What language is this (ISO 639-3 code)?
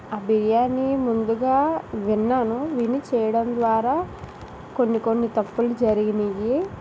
tel